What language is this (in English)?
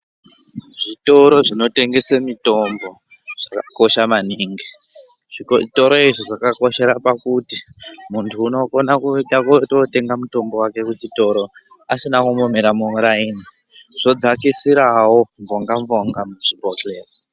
Ndau